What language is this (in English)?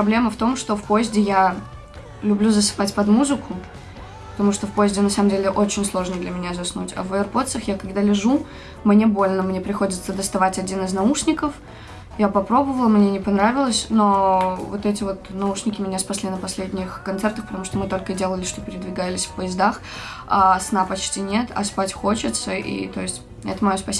Russian